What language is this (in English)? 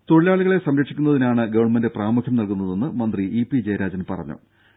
Malayalam